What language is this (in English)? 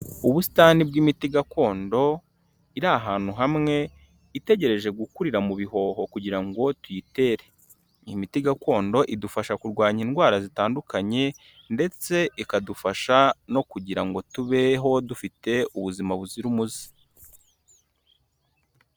Kinyarwanda